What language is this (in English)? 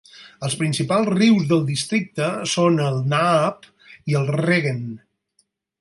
Catalan